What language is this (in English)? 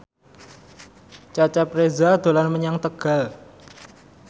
Javanese